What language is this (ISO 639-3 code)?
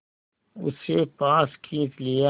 hin